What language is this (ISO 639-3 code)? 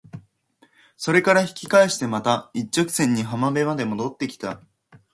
jpn